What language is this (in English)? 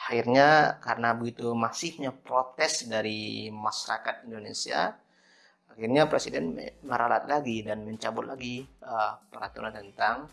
Indonesian